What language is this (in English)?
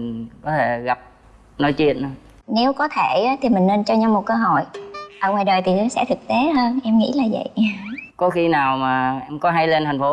Vietnamese